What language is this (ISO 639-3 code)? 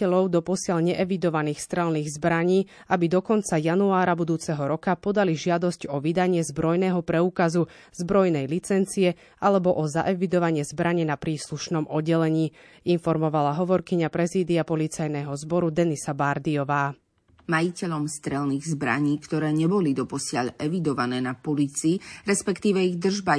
slk